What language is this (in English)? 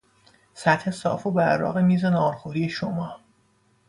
Persian